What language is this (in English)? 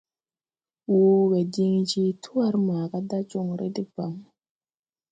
Tupuri